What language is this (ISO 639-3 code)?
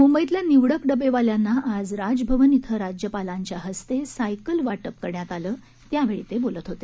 mar